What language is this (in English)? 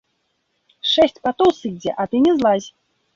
Belarusian